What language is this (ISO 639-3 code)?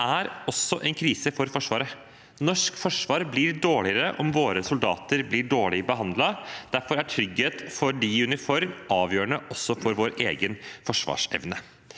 nor